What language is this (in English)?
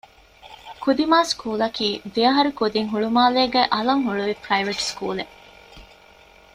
Divehi